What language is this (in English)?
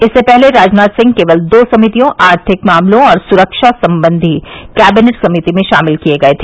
Hindi